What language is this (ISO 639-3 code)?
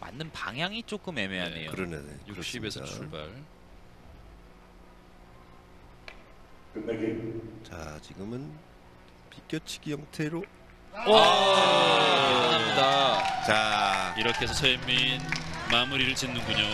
kor